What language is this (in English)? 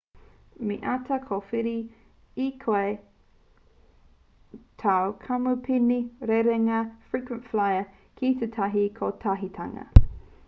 Māori